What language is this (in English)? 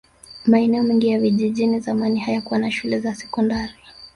Swahili